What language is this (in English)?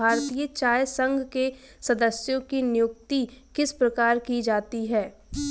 Hindi